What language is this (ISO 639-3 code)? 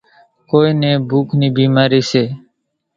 gjk